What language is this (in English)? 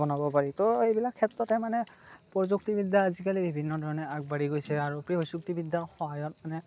Assamese